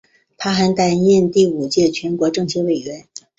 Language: Chinese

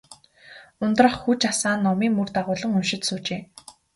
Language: Mongolian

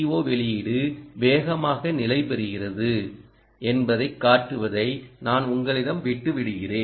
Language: Tamil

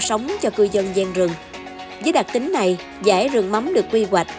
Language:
Vietnamese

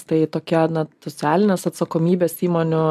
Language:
Lithuanian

